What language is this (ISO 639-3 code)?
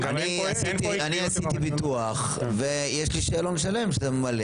heb